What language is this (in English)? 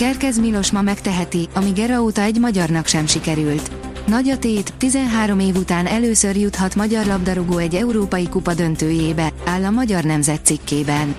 Hungarian